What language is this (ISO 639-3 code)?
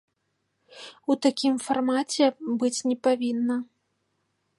bel